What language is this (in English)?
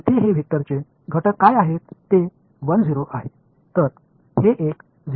Marathi